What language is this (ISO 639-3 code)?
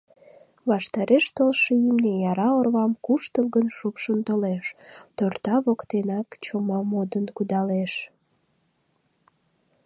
chm